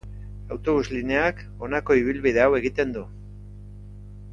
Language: Basque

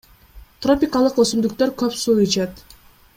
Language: Kyrgyz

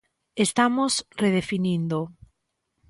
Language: Galician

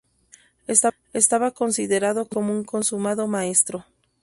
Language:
Spanish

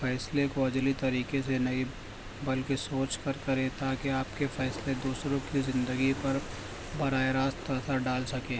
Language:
Urdu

